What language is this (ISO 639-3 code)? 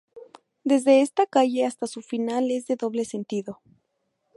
spa